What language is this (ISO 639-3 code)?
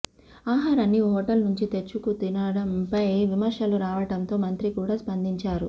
tel